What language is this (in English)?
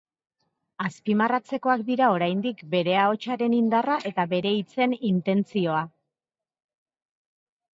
Basque